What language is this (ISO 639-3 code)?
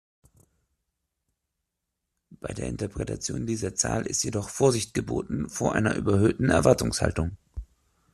deu